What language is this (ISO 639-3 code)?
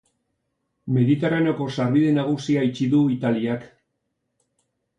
eus